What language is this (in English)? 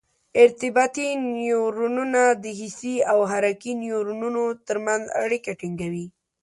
Pashto